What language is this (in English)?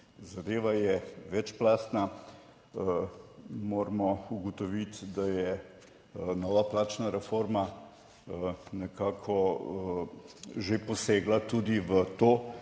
Slovenian